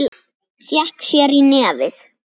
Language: Icelandic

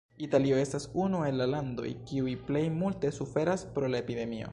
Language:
Esperanto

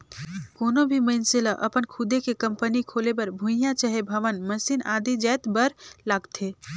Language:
Chhattisgarhi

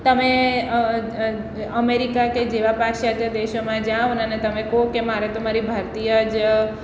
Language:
Gujarati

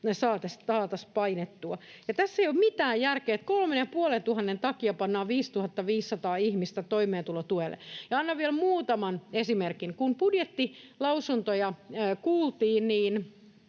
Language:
Finnish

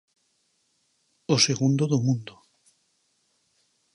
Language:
Galician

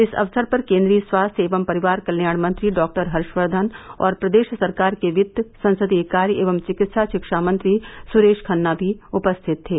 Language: Hindi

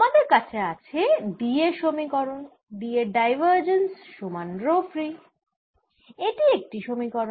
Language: Bangla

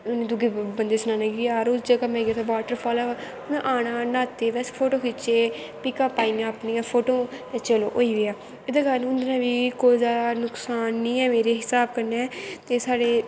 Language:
Dogri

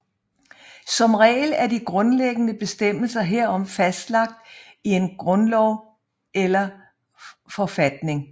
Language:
Danish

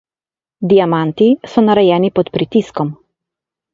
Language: Slovenian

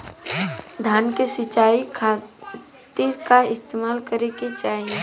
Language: Bhojpuri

